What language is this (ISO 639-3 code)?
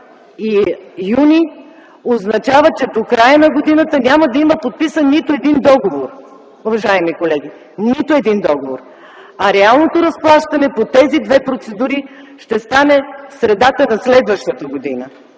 bul